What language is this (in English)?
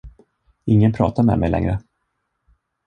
Swedish